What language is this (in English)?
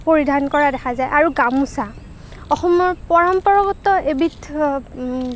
Assamese